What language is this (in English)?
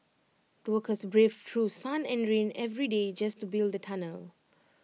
English